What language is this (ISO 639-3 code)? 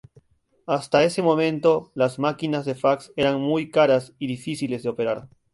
spa